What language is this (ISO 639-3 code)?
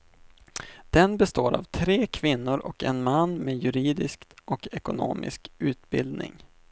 swe